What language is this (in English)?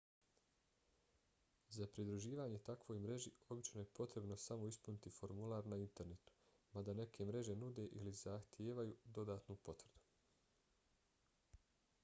Bosnian